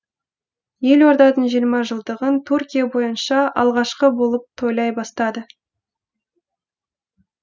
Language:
Kazakh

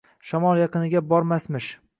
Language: Uzbek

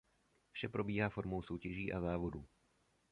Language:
Czech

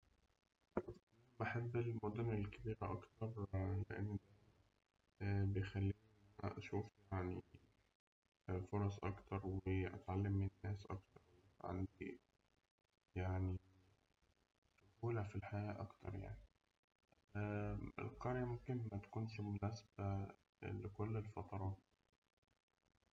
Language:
Egyptian Arabic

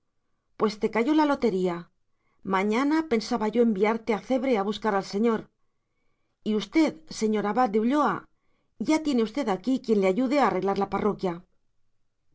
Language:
Spanish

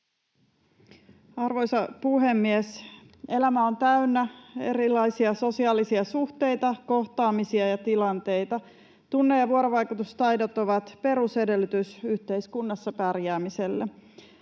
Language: Finnish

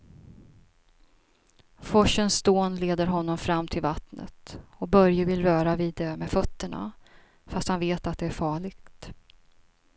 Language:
Swedish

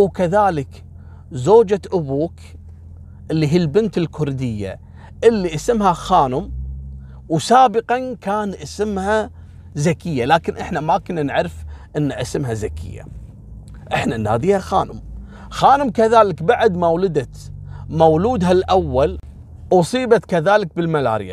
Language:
Arabic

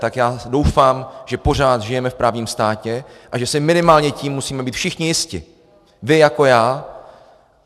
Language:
Czech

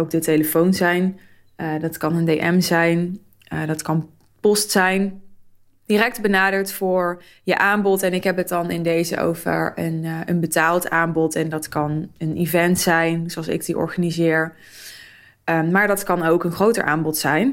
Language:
Dutch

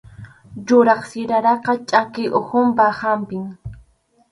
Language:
Arequipa-La Unión Quechua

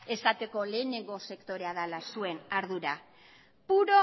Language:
Basque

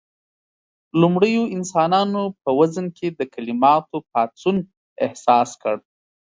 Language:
Pashto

